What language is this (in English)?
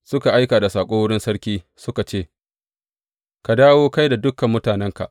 Hausa